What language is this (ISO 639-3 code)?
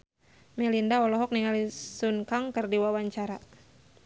sun